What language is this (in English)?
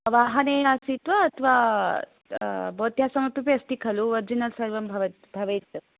Sanskrit